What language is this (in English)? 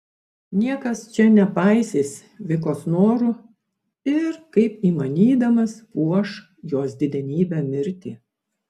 Lithuanian